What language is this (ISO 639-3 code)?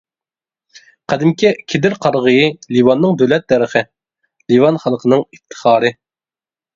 uig